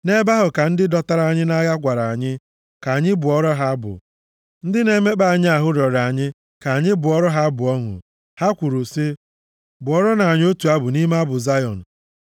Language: Igbo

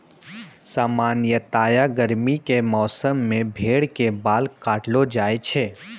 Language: Maithili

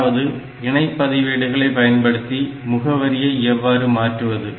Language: Tamil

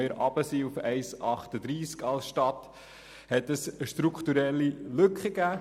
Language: Swiss German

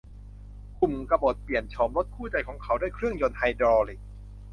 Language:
Thai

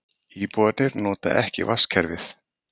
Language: Icelandic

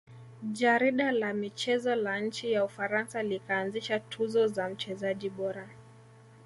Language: Swahili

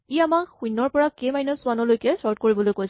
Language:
Assamese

